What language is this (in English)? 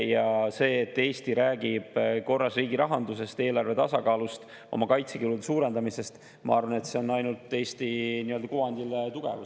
Estonian